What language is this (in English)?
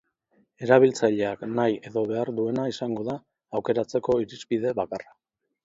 Basque